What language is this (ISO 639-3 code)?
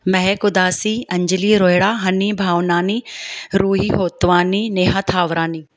snd